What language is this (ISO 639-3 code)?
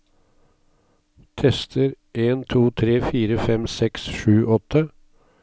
nor